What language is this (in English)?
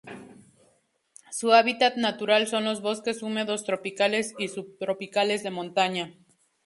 Spanish